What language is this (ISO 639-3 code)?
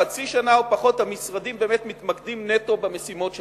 heb